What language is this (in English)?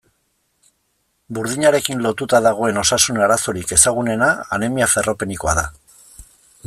Basque